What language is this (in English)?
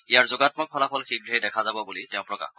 Assamese